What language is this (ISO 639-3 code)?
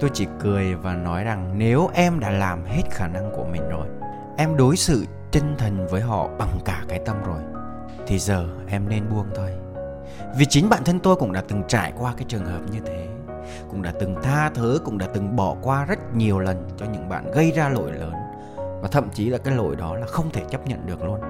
vie